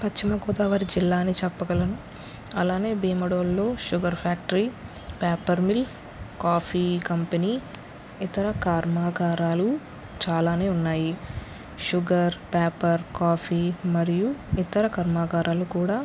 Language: Telugu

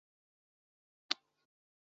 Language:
Chinese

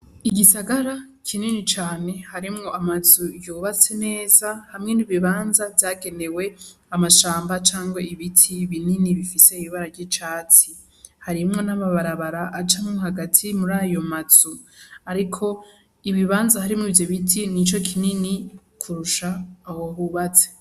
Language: Rundi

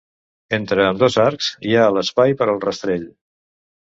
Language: Catalan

